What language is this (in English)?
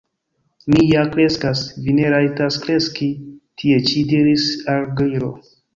Esperanto